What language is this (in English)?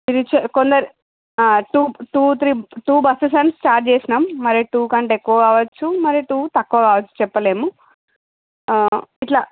Telugu